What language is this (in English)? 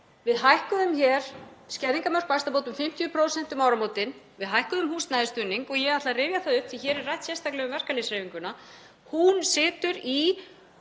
Icelandic